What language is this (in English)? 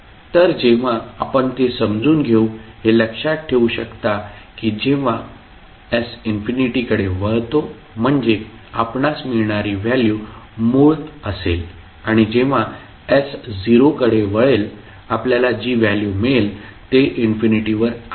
Marathi